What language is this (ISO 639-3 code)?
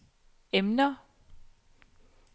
dan